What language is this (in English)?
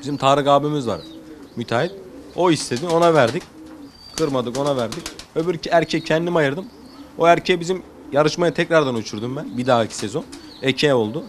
Turkish